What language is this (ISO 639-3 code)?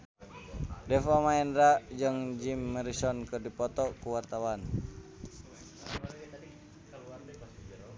sun